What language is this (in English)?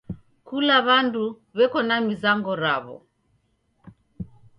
Taita